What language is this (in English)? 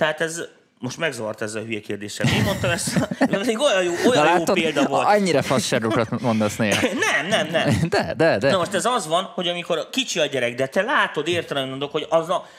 Hungarian